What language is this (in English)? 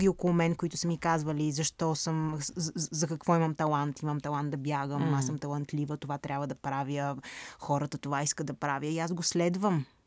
Bulgarian